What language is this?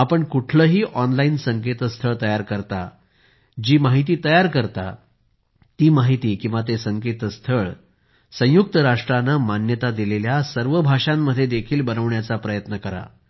Marathi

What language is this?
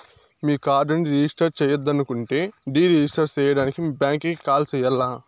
Telugu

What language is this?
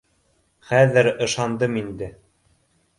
Bashkir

